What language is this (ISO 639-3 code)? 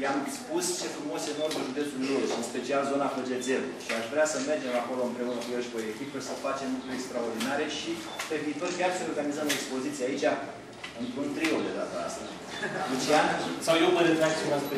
ron